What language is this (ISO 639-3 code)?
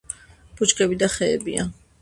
kat